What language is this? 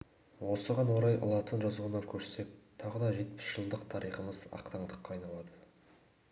Kazakh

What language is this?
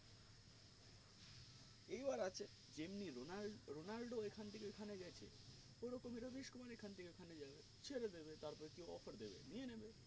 Bangla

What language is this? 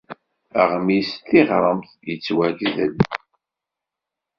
Kabyle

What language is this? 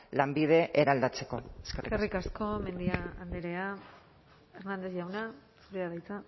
Basque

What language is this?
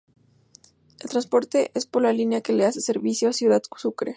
Spanish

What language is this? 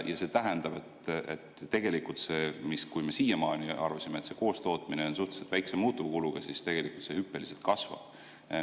Estonian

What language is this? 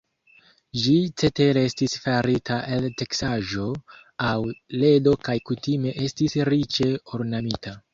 Esperanto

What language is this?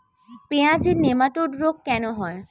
Bangla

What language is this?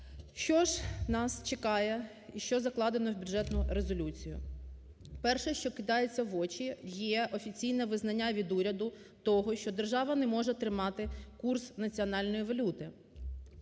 Ukrainian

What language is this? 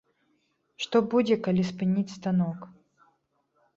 Belarusian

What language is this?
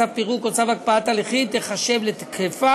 Hebrew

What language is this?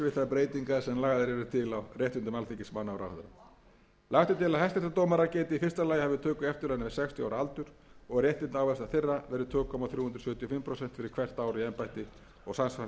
Icelandic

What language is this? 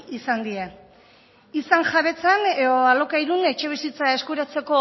Basque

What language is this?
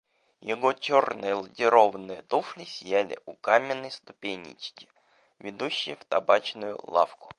Russian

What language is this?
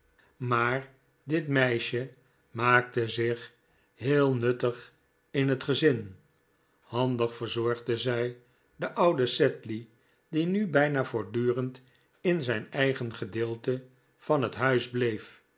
Dutch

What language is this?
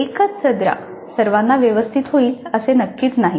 Marathi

